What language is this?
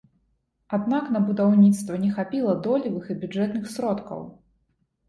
Belarusian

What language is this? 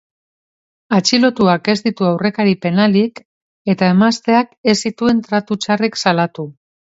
Basque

